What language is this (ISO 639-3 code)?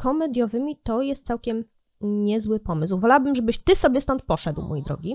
pol